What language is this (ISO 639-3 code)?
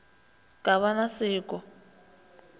nso